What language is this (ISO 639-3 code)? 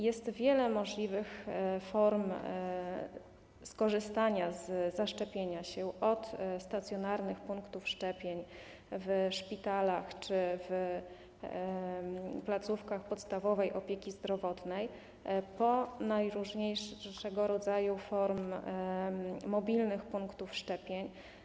pol